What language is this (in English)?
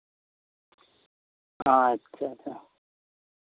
Santali